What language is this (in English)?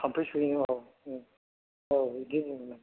Bodo